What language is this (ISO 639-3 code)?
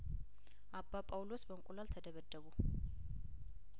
amh